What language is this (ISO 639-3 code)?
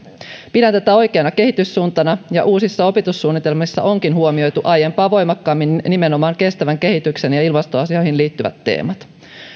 fin